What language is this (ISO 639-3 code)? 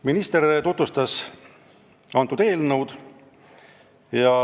est